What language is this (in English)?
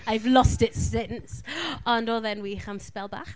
Welsh